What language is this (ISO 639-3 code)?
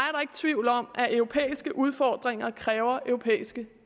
dan